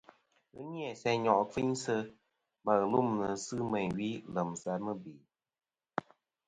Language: Kom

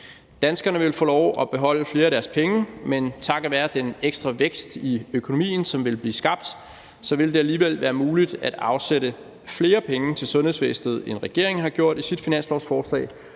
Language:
Danish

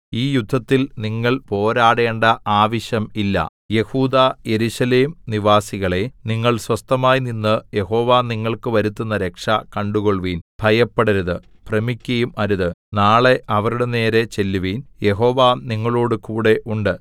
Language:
Malayalam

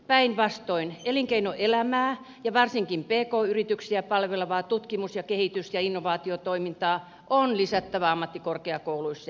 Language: Finnish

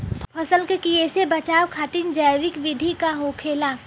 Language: Bhojpuri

